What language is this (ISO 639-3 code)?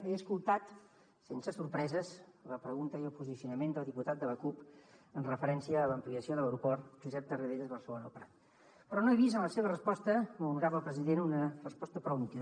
cat